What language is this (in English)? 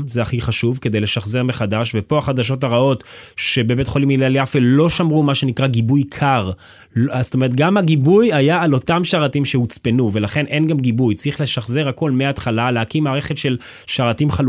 Hebrew